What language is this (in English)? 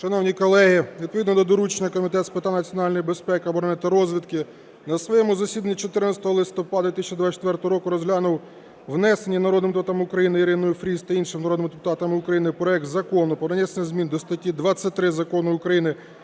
Ukrainian